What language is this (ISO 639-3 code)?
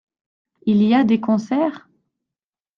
fra